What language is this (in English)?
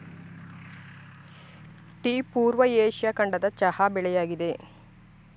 Kannada